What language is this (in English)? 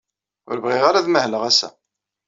Kabyle